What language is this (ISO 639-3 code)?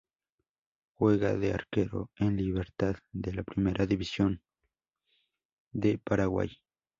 spa